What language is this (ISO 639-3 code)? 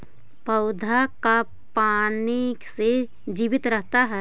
mag